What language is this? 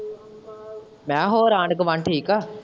Punjabi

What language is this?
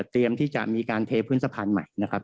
Thai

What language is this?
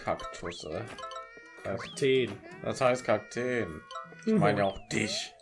German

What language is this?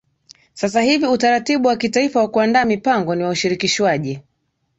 Swahili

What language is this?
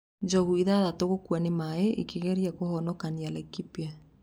Kikuyu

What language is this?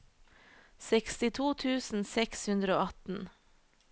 Norwegian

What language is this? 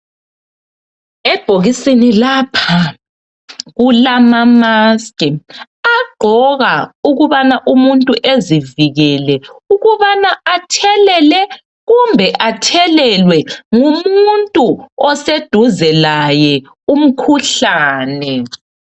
North Ndebele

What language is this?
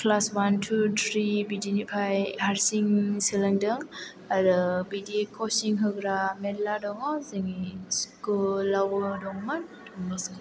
Bodo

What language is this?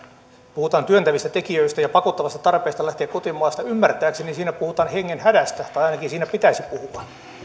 Finnish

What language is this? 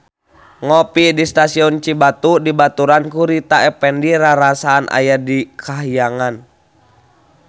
Sundanese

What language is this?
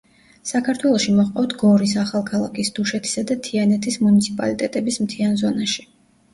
Georgian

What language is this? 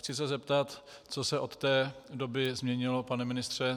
Czech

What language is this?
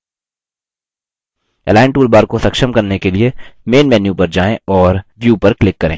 Hindi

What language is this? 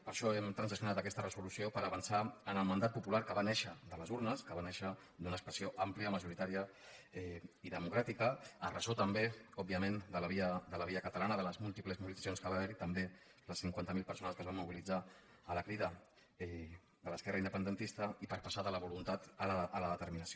Catalan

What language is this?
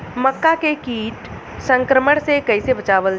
Bhojpuri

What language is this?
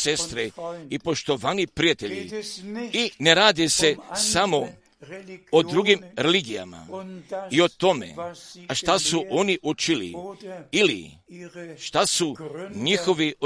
Croatian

